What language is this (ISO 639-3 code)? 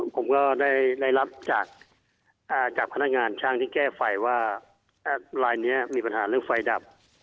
tha